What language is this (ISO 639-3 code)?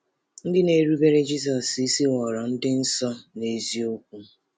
ibo